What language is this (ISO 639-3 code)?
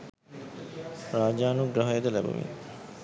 sin